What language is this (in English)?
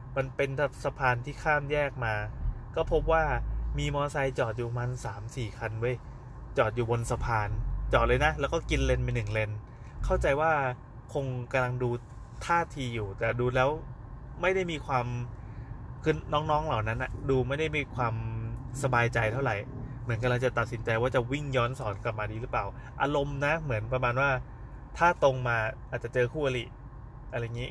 Thai